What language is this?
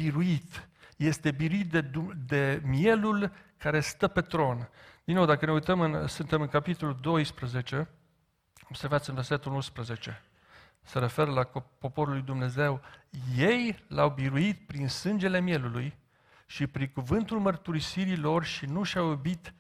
Romanian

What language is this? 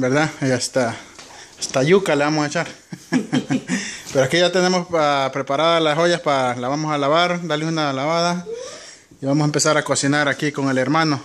Spanish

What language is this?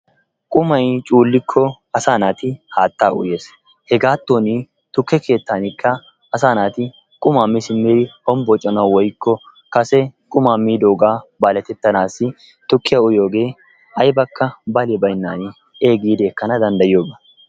Wolaytta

